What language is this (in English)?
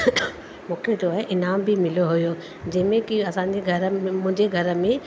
Sindhi